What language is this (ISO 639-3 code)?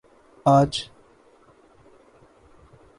urd